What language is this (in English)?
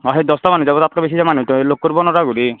Assamese